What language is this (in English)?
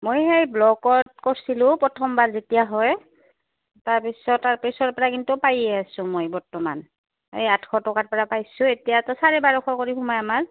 Assamese